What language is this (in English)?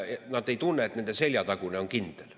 Estonian